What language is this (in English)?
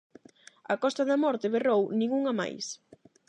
Galician